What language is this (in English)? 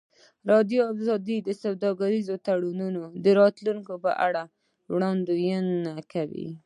Pashto